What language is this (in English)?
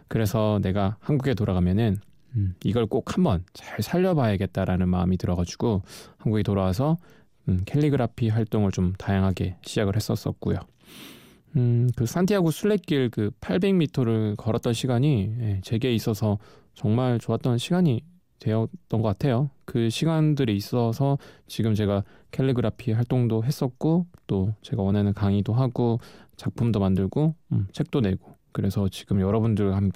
Korean